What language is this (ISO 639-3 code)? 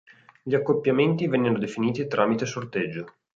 ita